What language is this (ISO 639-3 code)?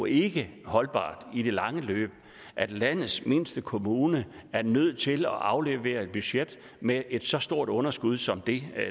dan